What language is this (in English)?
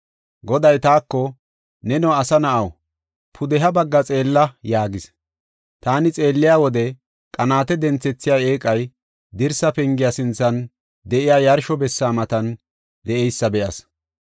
Gofa